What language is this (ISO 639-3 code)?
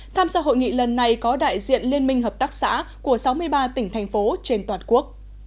vie